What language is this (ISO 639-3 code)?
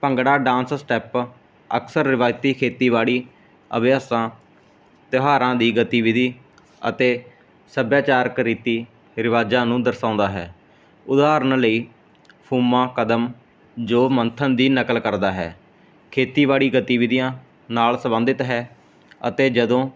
pan